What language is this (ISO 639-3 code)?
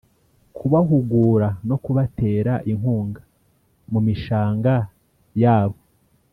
kin